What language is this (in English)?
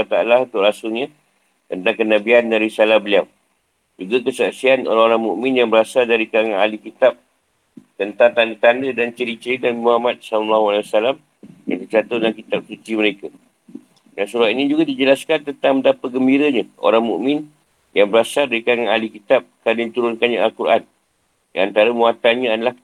Malay